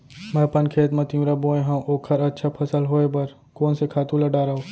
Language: Chhattisgarhi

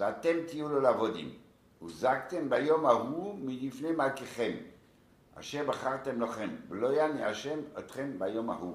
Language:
Hebrew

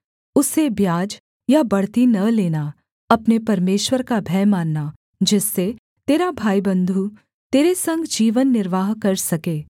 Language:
Hindi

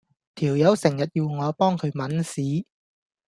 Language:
Cantonese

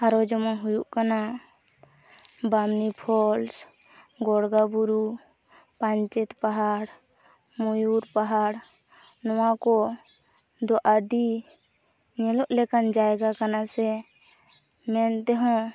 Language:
Santali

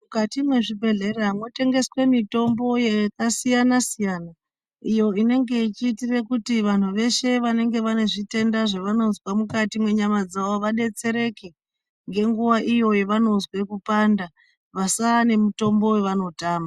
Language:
Ndau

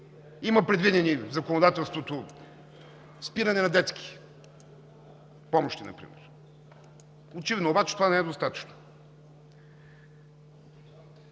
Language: Bulgarian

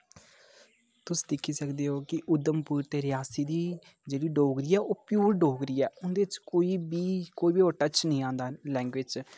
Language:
Dogri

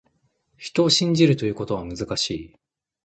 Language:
Japanese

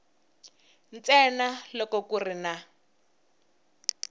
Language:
Tsonga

